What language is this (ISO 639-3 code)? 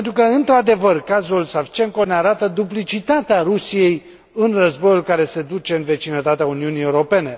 ron